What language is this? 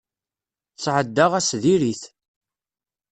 Kabyle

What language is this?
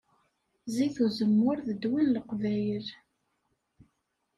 Kabyle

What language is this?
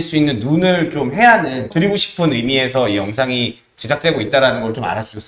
Korean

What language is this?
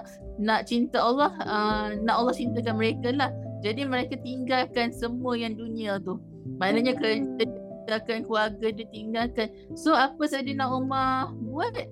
Malay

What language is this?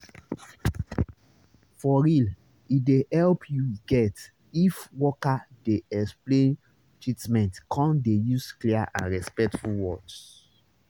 Nigerian Pidgin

